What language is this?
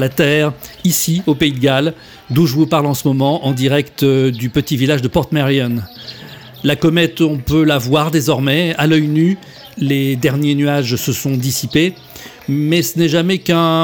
French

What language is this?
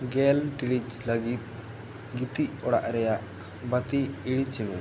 Santali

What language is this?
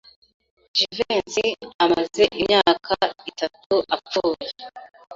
Kinyarwanda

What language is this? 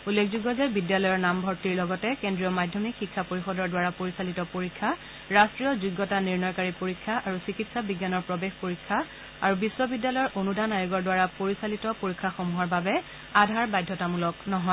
Assamese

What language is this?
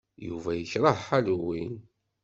Kabyle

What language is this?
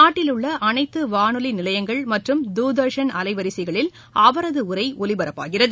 Tamil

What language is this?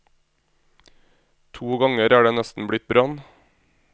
Norwegian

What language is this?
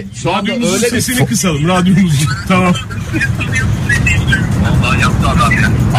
Turkish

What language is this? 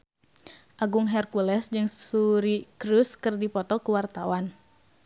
Sundanese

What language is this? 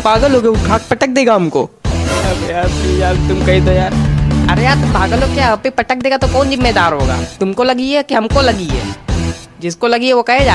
Hindi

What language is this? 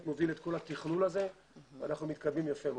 Hebrew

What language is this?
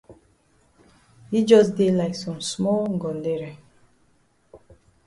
Cameroon Pidgin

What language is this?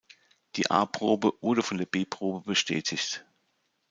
German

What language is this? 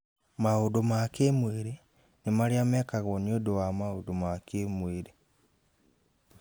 Kikuyu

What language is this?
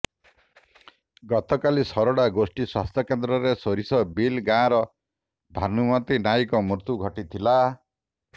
Odia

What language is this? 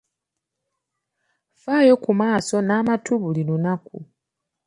Ganda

